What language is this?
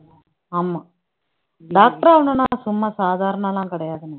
Tamil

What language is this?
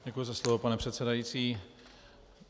Czech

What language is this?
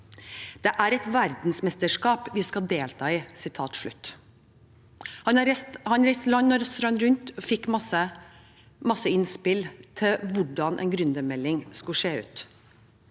Norwegian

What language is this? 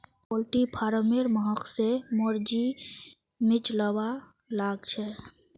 Magahi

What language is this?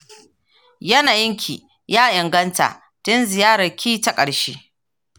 Hausa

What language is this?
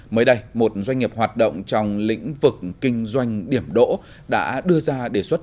Vietnamese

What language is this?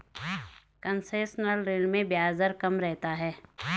Hindi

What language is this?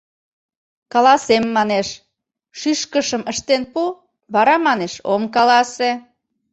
Mari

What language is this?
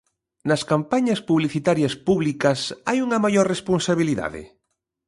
Galician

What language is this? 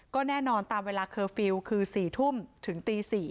Thai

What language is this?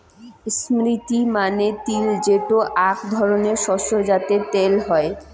Bangla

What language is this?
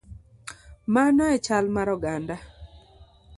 Luo (Kenya and Tanzania)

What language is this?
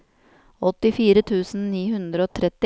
Norwegian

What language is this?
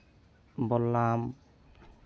Santali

